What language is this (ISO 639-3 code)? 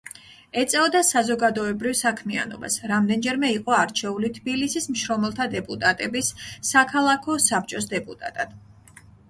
kat